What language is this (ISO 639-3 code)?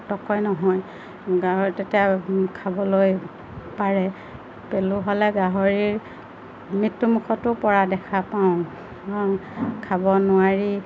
asm